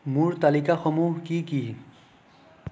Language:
Assamese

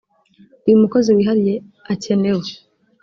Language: Kinyarwanda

